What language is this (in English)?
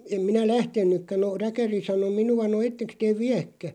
Finnish